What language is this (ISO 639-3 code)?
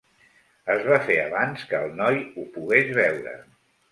cat